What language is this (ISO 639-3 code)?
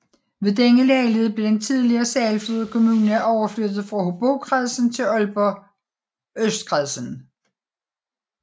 dan